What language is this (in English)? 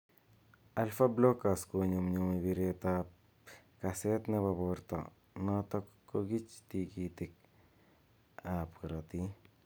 Kalenjin